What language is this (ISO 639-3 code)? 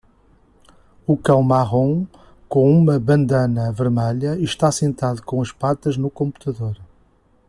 por